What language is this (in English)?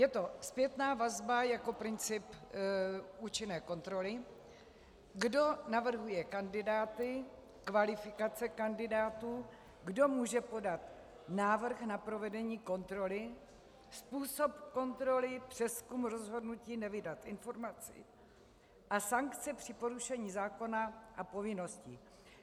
Czech